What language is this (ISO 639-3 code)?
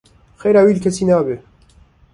kur